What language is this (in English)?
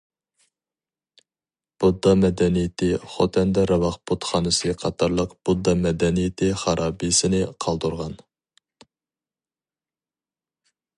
Uyghur